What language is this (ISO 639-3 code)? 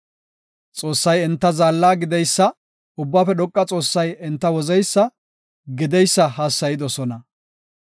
gof